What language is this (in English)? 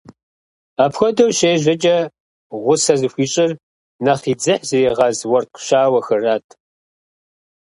Kabardian